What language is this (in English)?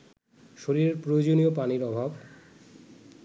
Bangla